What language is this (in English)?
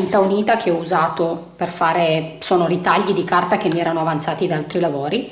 Italian